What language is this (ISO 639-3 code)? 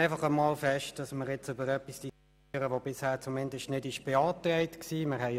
gsw